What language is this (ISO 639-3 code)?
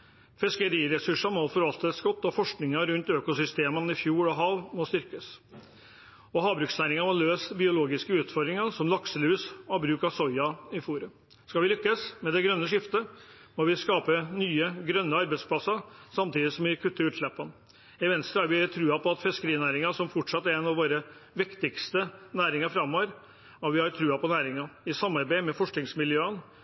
nob